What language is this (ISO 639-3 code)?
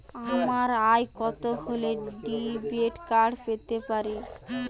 ben